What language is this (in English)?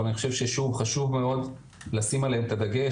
Hebrew